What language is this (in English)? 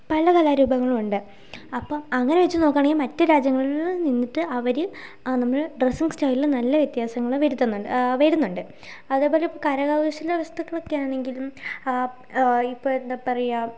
Malayalam